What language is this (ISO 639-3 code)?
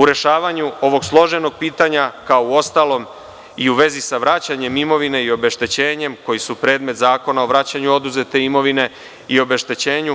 srp